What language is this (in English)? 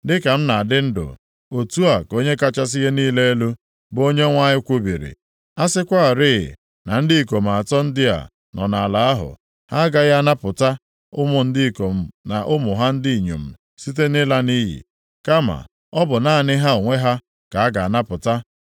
Igbo